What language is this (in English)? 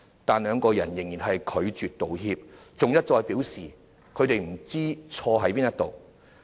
Cantonese